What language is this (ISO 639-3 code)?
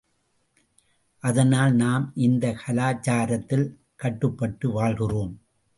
tam